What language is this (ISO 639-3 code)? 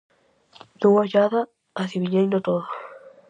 glg